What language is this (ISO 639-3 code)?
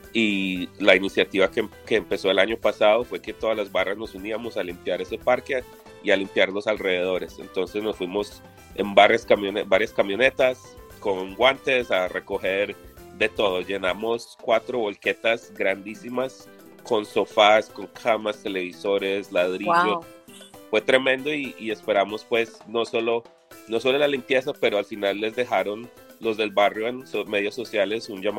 spa